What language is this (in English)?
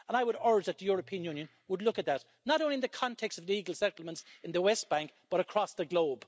English